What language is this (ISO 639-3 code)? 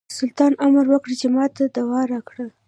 pus